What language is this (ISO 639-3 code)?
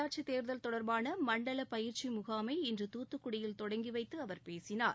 tam